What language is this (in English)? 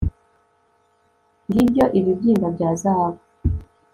Kinyarwanda